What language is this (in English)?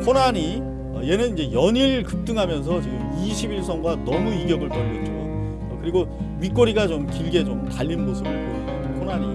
Korean